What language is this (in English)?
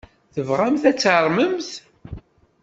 Kabyle